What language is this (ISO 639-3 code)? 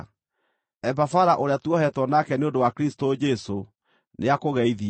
kik